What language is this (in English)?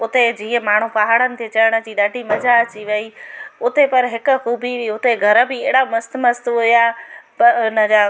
Sindhi